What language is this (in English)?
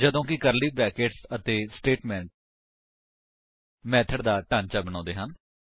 Punjabi